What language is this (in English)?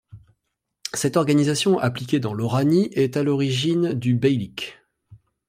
French